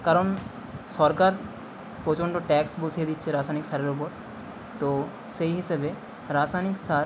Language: Bangla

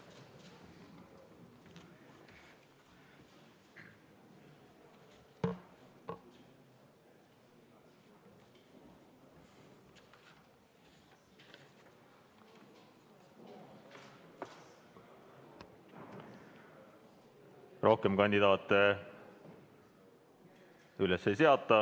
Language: Estonian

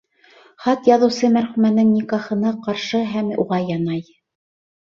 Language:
Bashkir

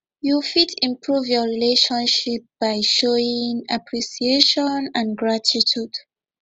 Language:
Nigerian Pidgin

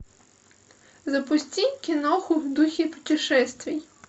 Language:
Russian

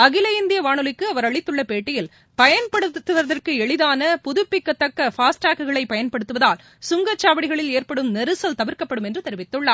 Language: Tamil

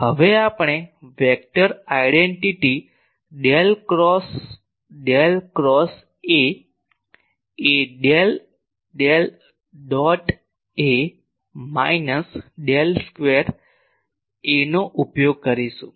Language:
Gujarati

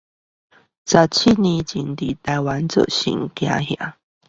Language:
Chinese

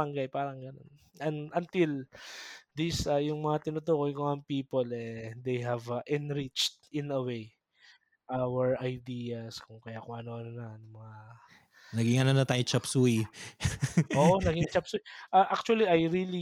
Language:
Filipino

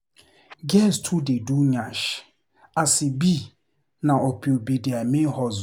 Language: Nigerian Pidgin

